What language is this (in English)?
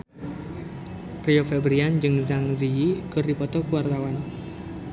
Sundanese